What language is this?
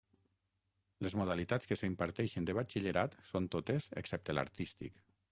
Catalan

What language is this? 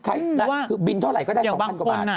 Thai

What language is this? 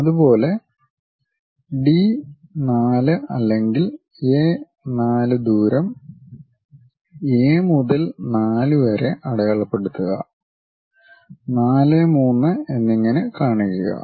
Malayalam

